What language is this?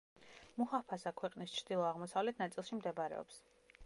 Georgian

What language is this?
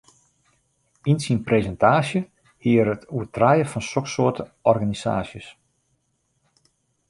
Western Frisian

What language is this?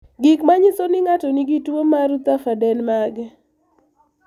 Luo (Kenya and Tanzania)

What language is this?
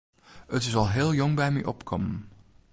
Western Frisian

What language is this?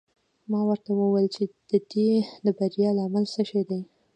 Pashto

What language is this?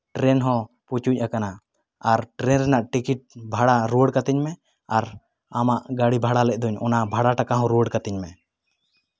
Santali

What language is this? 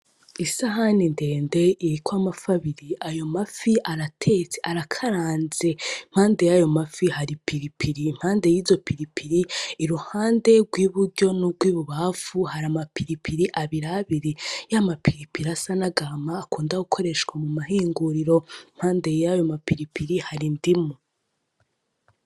Rundi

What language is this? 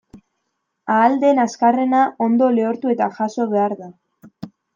Basque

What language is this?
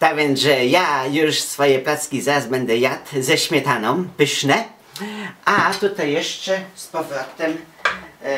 Polish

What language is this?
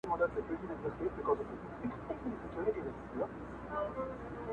Pashto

